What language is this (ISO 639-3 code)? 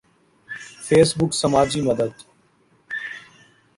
urd